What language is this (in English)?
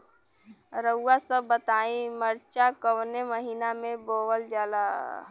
Bhojpuri